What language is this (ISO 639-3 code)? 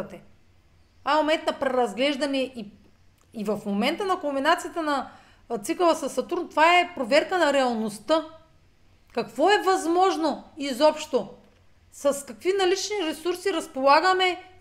bul